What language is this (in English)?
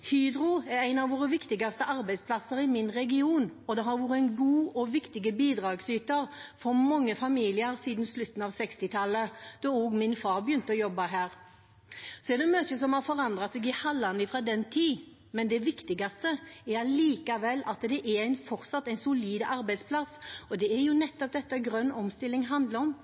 Norwegian Bokmål